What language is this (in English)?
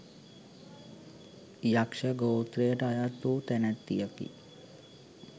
Sinhala